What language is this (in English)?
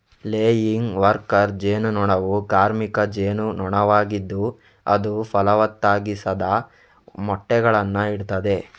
Kannada